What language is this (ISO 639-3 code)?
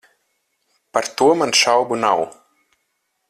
lav